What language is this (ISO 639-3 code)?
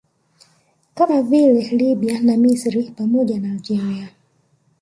swa